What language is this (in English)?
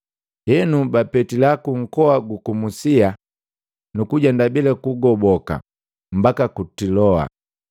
Matengo